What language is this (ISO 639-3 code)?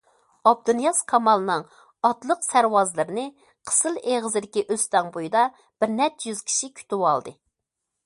uig